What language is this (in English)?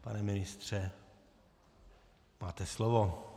Czech